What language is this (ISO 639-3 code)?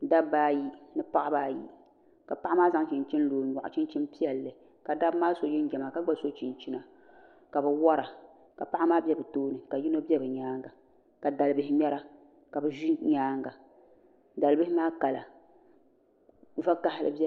dag